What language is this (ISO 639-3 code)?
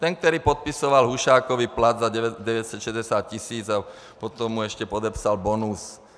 ces